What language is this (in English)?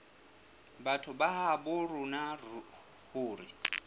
Southern Sotho